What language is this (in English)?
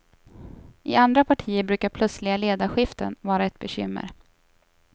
Swedish